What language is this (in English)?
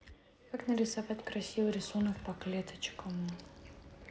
Russian